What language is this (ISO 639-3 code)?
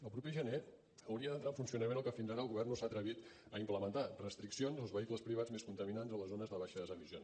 cat